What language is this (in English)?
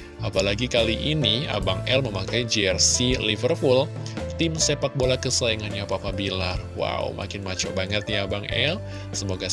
Indonesian